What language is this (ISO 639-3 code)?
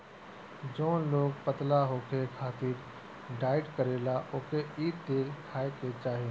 bho